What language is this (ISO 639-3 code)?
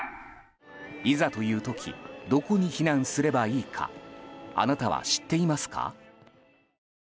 jpn